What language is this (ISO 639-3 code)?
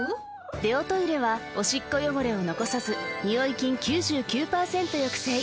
jpn